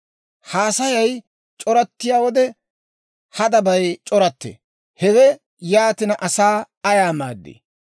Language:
Dawro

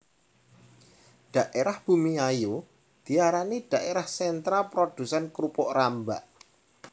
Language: Javanese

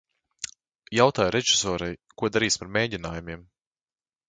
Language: Latvian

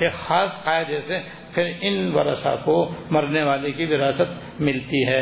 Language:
Urdu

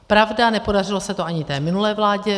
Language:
Czech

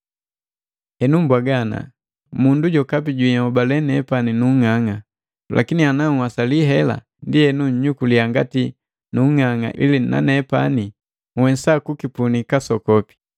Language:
Matengo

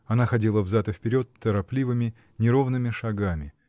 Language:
Russian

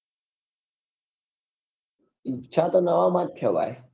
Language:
Gujarati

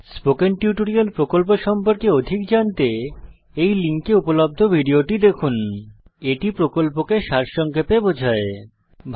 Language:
Bangla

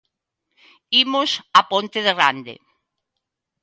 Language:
Galician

